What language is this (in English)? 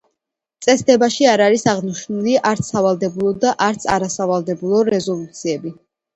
Georgian